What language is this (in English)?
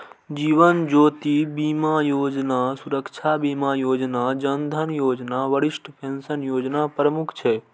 Maithili